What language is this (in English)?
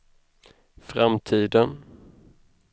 Swedish